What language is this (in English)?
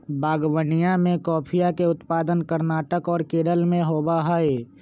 Magahi